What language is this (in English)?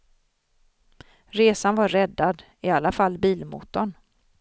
Swedish